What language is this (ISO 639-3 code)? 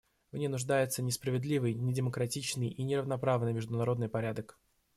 rus